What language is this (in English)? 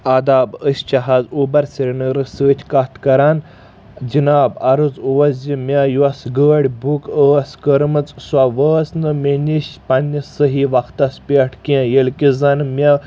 Kashmiri